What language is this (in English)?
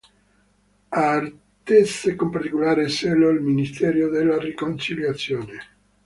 Italian